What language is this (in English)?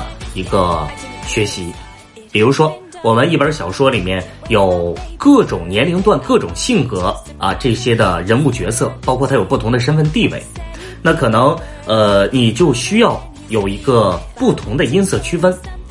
Chinese